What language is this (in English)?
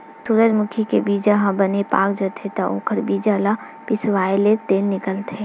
Chhattisgarhi